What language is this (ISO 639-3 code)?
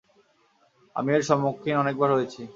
ben